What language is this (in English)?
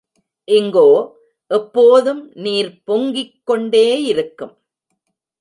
Tamil